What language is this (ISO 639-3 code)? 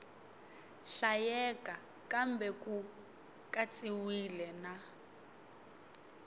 tso